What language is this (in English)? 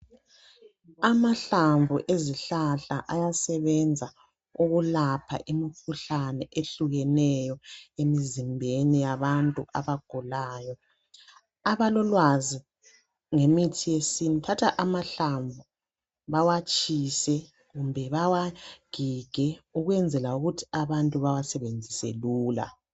North Ndebele